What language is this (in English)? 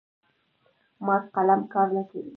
Pashto